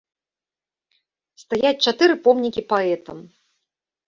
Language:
Belarusian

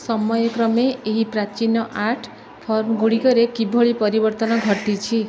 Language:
Odia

